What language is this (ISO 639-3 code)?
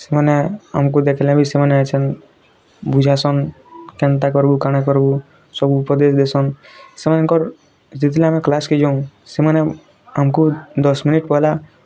ori